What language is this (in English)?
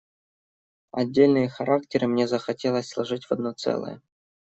Russian